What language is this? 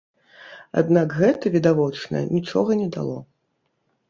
Belarusian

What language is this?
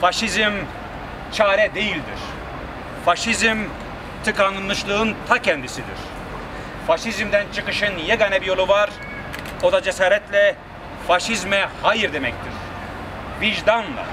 Turkish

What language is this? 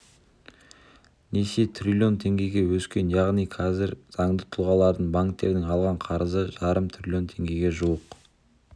Kazakh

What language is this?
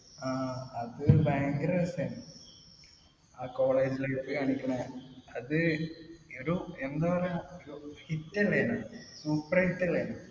Malayalam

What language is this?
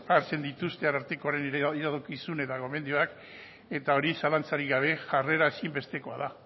Basque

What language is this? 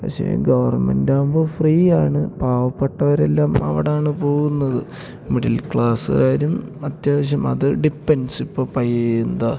Malayalam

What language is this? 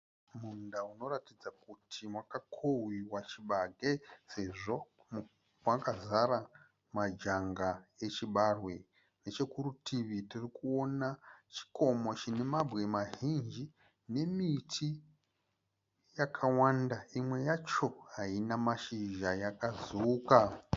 Shona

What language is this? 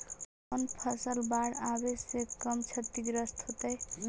Magahi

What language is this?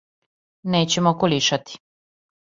Serbian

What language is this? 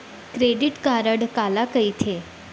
Chhattisgarhi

